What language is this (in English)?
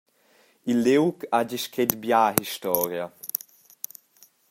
Romansh